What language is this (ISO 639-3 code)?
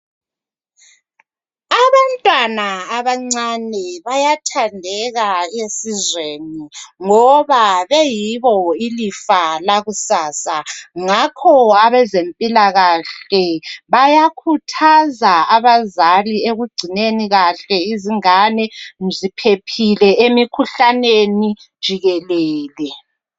nde